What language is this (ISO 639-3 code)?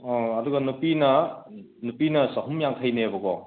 mni